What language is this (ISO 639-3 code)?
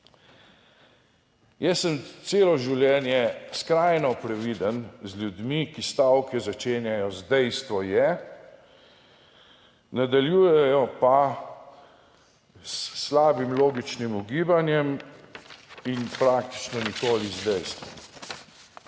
slv